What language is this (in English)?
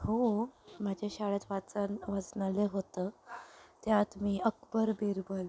Marathi